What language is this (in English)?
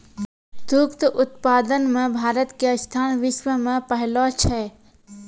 Maithili